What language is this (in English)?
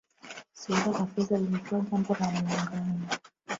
Swahili